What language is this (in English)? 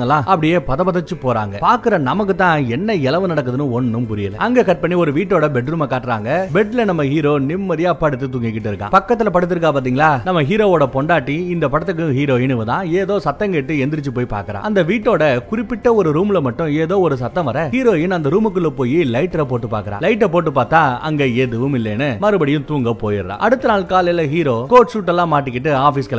Tamil